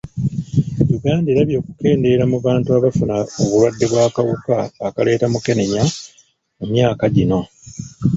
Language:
Ganda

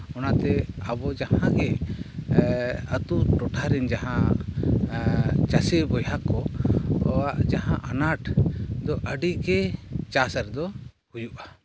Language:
Santali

